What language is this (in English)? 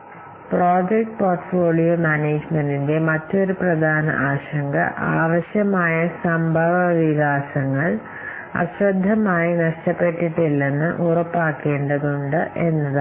Malayalam